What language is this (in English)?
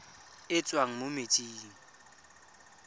Tswana